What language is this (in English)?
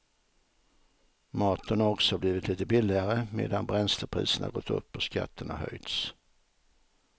Swedish